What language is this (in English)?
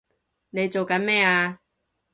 Cantonese